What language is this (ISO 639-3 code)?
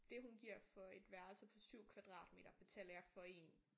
dan